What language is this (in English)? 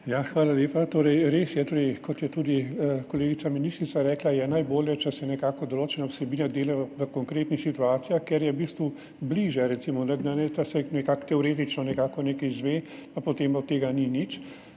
Slovenian